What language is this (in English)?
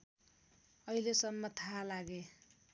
Nepali